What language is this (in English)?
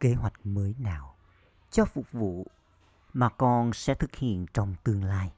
Vietnamese